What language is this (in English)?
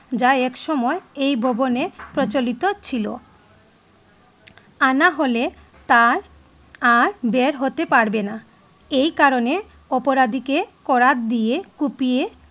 Bangla